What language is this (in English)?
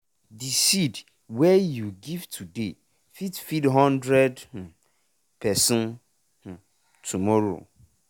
Nigerian Pidgin